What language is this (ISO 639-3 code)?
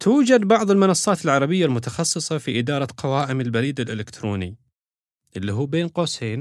ara